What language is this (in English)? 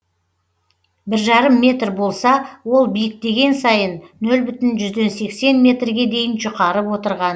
Kazakh